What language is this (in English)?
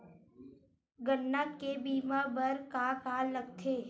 Chhattisgarhi